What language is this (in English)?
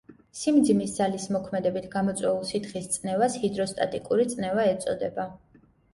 Georgian